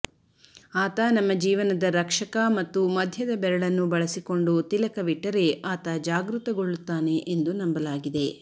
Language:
Kannada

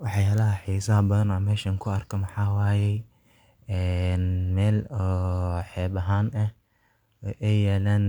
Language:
Somali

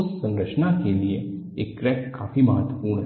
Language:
Hindi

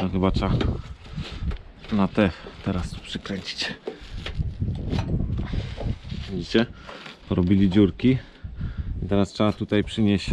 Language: Polish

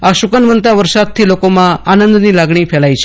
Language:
Gujarati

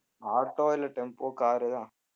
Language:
Tamil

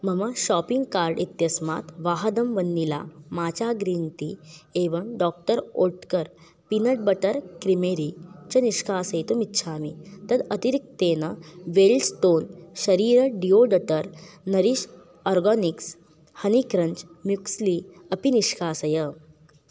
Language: Sanskrit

